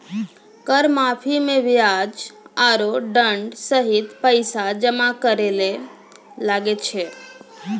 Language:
Maithili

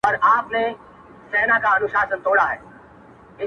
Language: Pashto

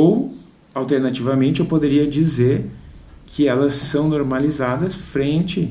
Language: Portuguese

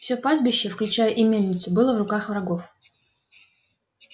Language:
Russian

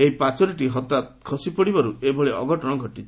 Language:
Odia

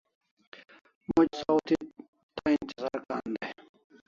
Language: Kalasha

